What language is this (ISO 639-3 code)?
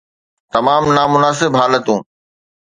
snd